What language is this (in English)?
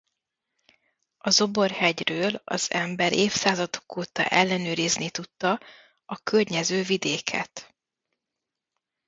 Hungarian